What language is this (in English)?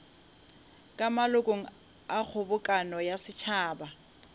Northern Sotho